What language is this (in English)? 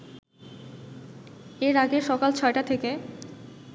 Bangla